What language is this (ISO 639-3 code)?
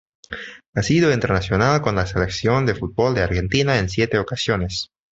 spa